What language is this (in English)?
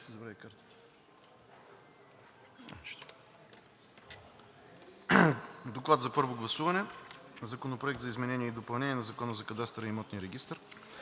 Bulgarian